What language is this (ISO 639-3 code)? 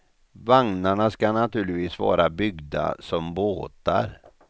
swe